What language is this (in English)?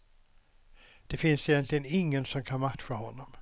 Swedish